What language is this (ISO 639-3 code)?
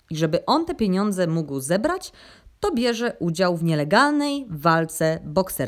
pol